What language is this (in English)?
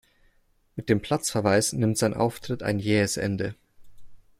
German